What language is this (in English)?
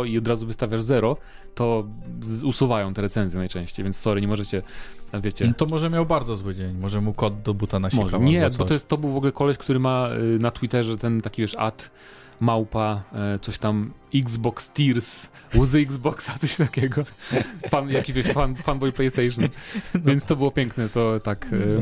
Polish